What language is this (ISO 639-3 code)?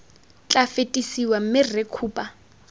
tsn